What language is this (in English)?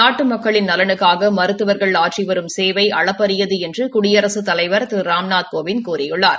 Tamil